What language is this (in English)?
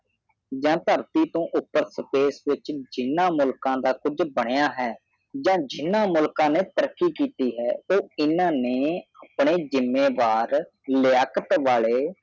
Punjabi